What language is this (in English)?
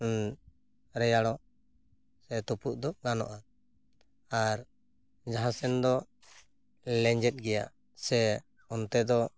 Santali